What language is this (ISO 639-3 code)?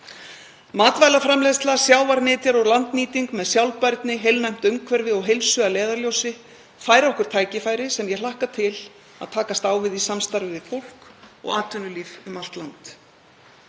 isl